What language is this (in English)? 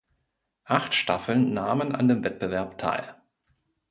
German